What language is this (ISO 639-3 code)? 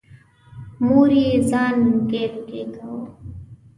pus